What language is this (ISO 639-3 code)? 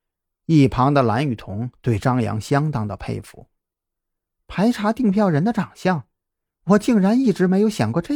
zho